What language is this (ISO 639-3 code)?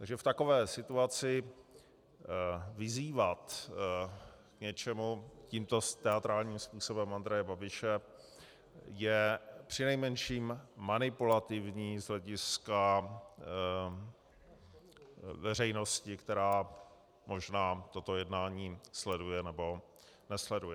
ces